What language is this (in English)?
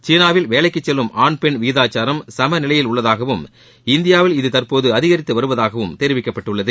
Tamil